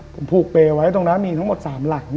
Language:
Thai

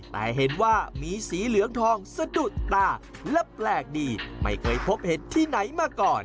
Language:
Thai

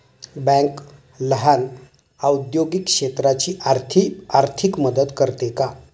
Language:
Marathi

